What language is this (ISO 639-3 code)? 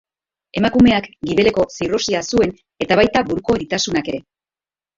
eus